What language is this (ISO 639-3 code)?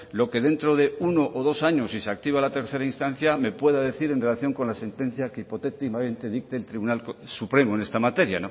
spa